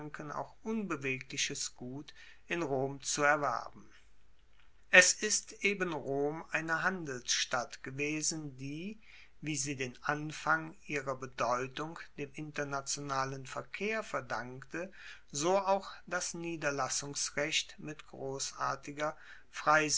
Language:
German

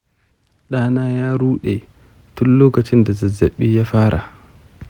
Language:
Hausa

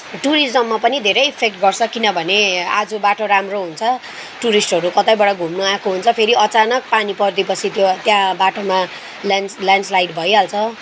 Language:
Nepali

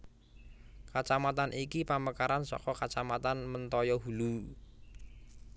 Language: Javanese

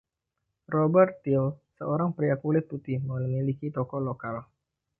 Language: Indonesian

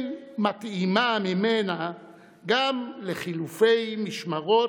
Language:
Hebrew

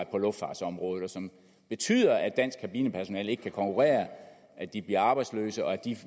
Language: Danish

